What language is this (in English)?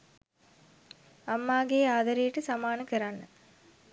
Sinhala